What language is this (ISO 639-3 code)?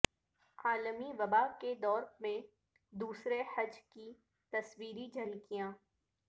urd